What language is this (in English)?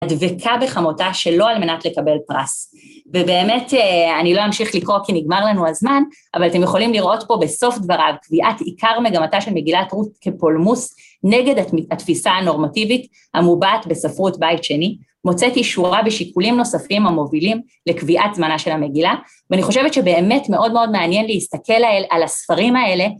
Hebrew